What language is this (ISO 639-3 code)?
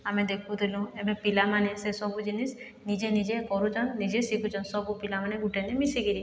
ori